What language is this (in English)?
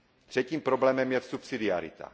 Czech